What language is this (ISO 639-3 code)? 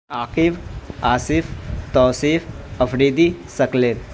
urd